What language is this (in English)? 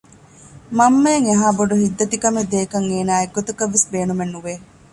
Divehi